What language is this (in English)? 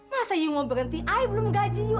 Indonesian